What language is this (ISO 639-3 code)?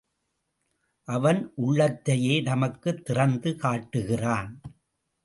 tam